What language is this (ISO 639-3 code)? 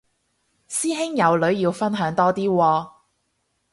yue